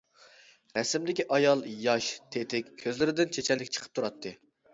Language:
Uyghur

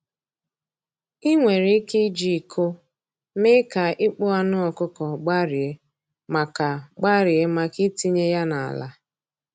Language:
Igbo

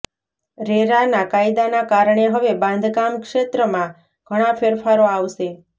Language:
Gujarati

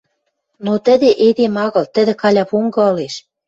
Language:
Western Mari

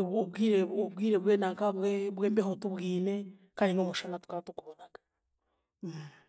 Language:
Chiga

